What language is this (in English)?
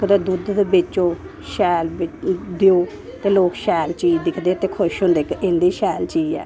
Dogri